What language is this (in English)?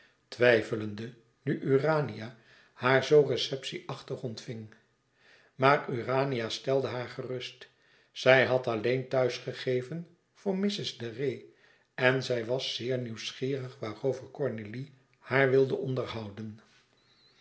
Dutch